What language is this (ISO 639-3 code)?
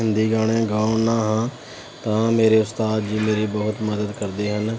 pan